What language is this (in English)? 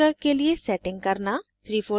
Hindi